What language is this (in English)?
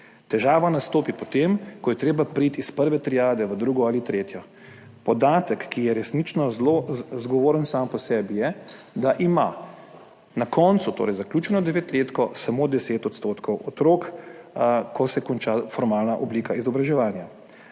Slovenian